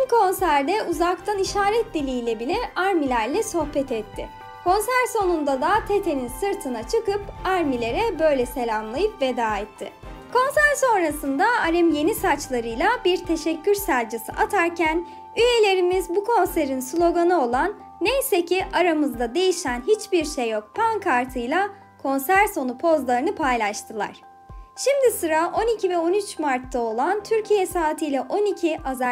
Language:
Turkish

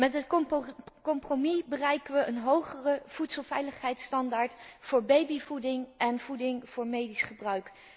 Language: Dutch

